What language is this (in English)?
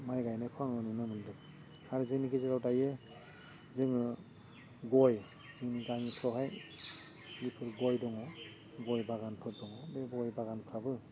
Bodo